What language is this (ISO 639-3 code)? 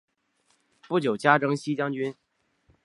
zho